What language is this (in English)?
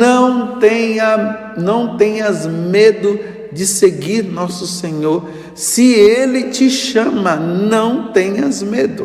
Portuguese